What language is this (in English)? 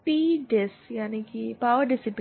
Hindi